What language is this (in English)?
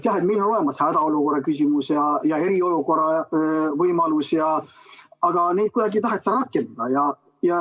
Estonian